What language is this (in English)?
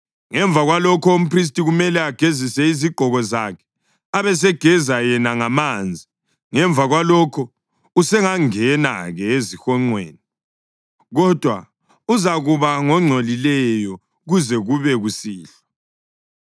North Ndebele